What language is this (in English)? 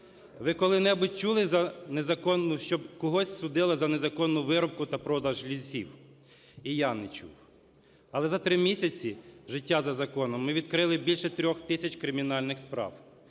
Ukrainian